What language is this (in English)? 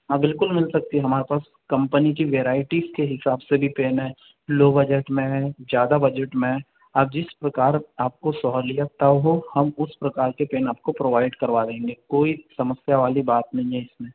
Hindi